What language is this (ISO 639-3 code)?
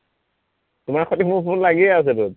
asm